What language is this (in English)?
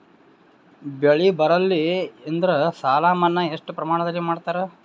Kannada